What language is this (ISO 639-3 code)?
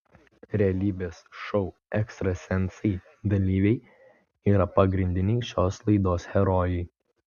lit